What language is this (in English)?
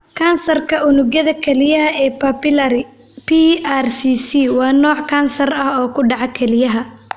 Somali